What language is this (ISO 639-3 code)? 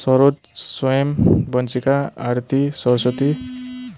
nep